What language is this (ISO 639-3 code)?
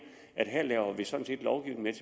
dan